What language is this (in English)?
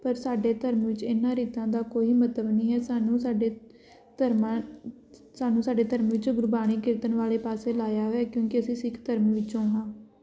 Punjabi